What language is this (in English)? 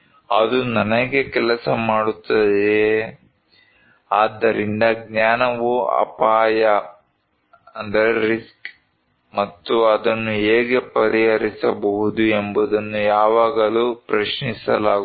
Kannada